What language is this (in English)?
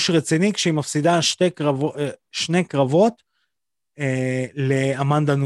Hebrew